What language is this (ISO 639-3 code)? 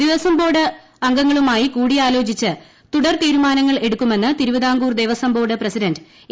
mal